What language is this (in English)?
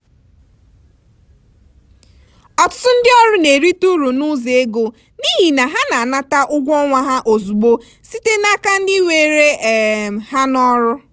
Igbo